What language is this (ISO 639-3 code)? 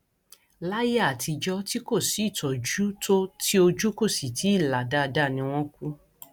yor